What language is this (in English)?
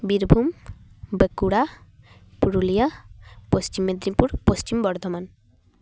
Santali